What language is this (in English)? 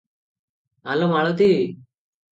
Odia